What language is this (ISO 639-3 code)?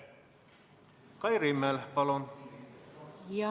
est